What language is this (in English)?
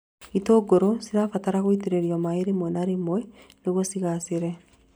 Kikuyu